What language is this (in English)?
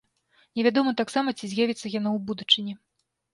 Belarusian